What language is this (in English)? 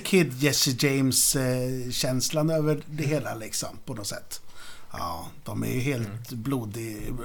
Swedish